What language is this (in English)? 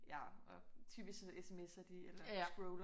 Danish